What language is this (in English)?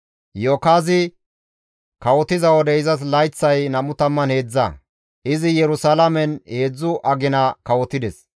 Gamo